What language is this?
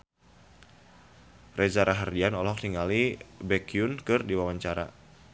Sundanese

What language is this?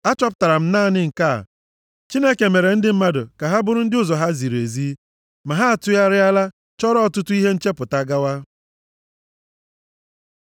Igbo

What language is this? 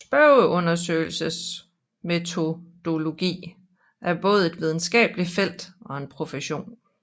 Danish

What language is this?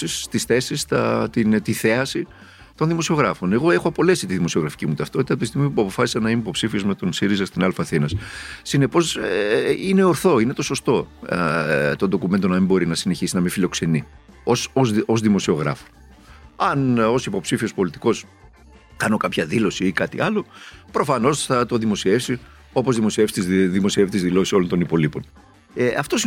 Greek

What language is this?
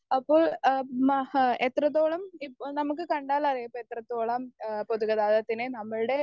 Malayalam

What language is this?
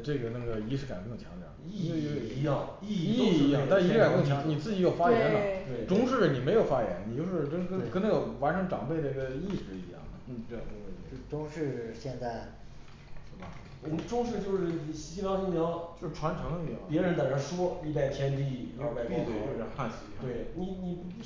Chinese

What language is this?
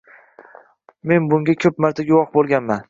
Uzbek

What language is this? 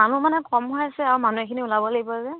Assamese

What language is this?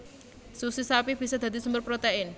Javanese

